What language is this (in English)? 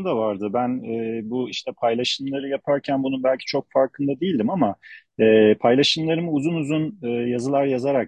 Turkish